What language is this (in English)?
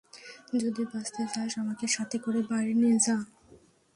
Bangla